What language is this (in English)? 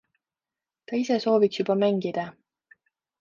Estonian